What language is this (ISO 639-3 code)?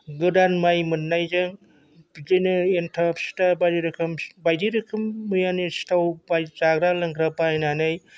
brx